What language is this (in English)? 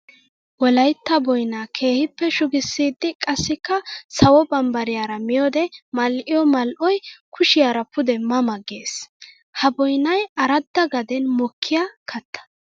Wolaytta